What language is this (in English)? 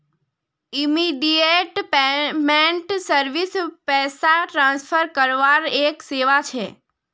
Magahi